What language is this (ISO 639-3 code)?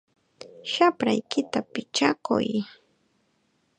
qxa